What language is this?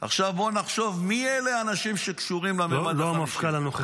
Hebrew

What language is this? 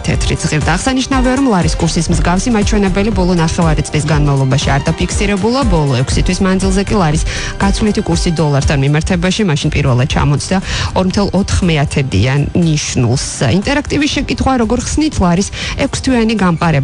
Romanian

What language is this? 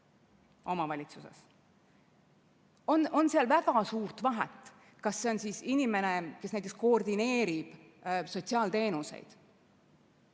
Estonian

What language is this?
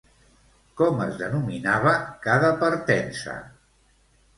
Catalan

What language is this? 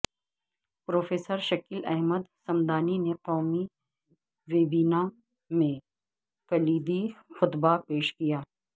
Urdu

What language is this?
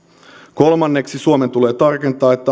Finnish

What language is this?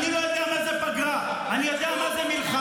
Hebrew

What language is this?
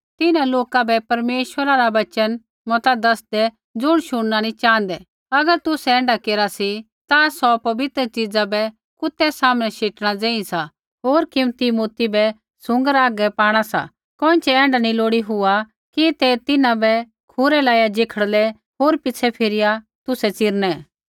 Kullu Pahari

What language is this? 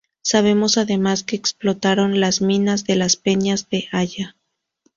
Spanish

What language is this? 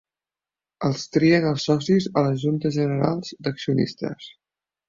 Catalan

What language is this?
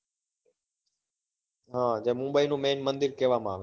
Gujarati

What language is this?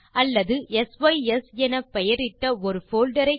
Tamil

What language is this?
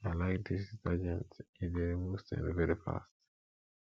Nigerian Pidgin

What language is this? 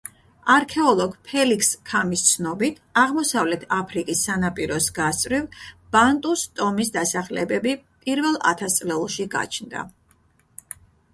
Georgian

